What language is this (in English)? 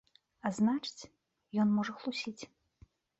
Belarusian